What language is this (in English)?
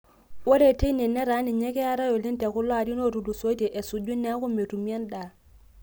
Masai